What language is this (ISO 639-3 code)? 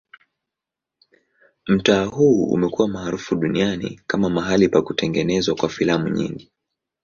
swa